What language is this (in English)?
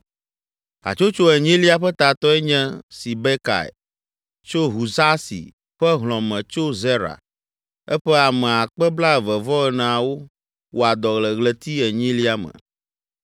Ewe